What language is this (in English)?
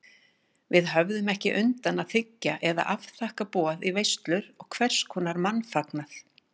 Icelandic